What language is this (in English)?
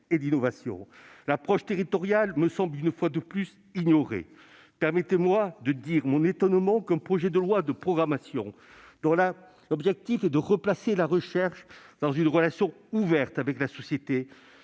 French